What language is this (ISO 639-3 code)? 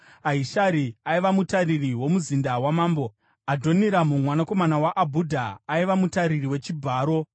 sna